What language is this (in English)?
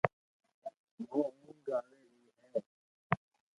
Loarki